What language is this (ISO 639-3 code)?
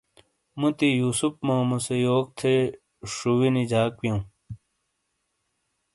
scl